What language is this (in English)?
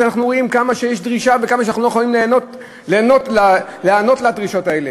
Hebrew